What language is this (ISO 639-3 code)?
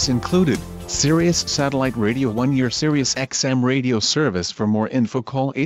eng